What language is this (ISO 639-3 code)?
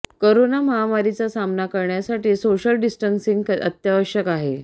mar